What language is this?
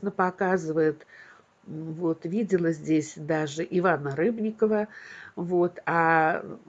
Russian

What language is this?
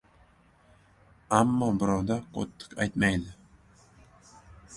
Uzbek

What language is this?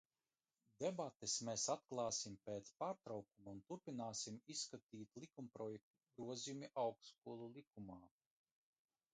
Latvian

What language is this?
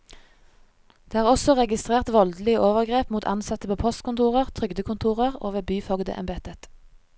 Norwegian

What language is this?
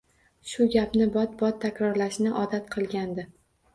Uzbek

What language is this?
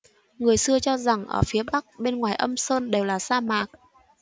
Vietnamese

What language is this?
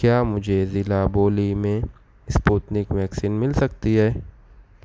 Urdu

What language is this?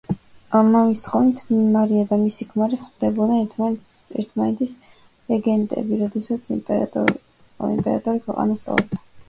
Georgian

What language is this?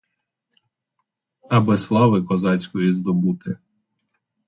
Ukrainian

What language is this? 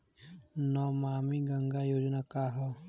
Bhojpuri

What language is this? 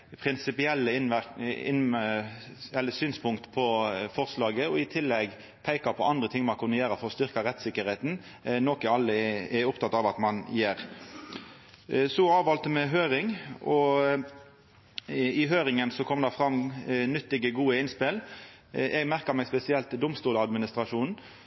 Norwegian Nynorsk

